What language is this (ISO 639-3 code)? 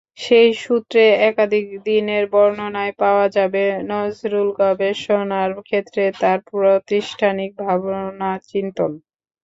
ben